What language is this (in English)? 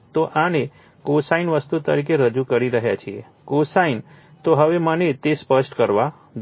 Gujarati